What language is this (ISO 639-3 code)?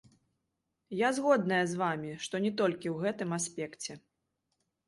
bel